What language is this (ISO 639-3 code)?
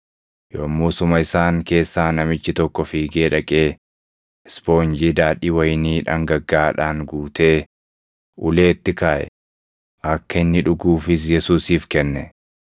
orm